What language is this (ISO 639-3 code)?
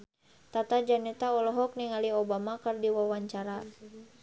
sun